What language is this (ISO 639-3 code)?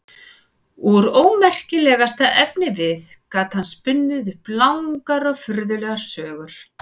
isl